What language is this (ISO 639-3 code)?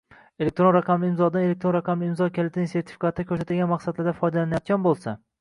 uzb